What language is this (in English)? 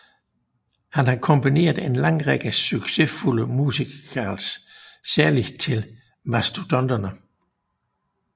Danish